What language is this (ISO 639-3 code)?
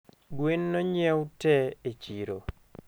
luo